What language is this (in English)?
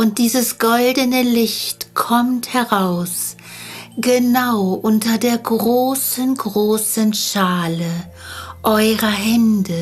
German